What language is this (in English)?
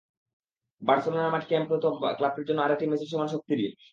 Bangla